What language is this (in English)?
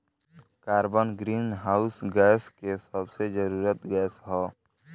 Bhojpuri